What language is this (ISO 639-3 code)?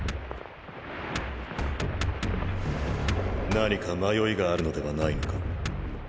jpn